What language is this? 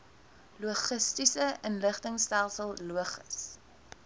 Afrikaans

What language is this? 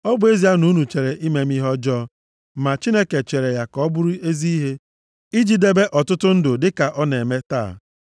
Igbo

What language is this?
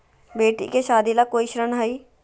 Magahi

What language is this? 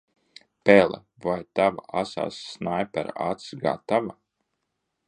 Latvian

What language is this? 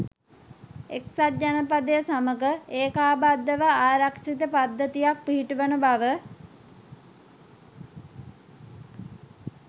Sinhala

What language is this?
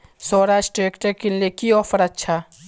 Magahi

